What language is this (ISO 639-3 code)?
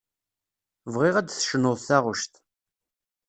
kab